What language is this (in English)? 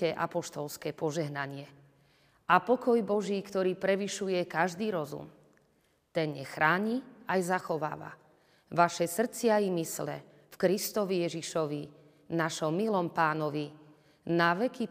Slovak